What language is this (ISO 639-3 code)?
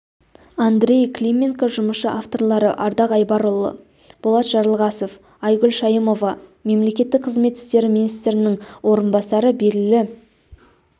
kaz